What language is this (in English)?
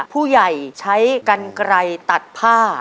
Thai